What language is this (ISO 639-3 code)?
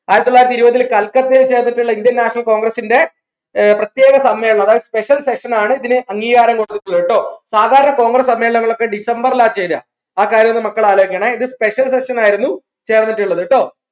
mal